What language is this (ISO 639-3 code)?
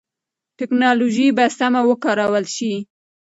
pus